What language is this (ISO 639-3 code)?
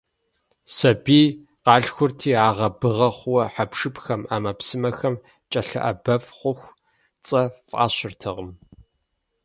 kbd